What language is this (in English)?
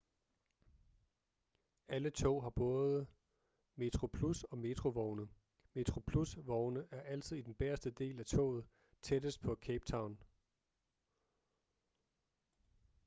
Danish